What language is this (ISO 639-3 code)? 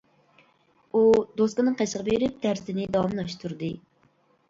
uig